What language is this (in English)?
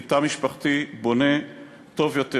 Hebrew